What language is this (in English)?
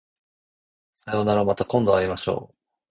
Japanese